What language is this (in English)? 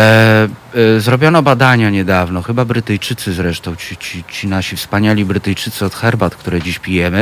Polish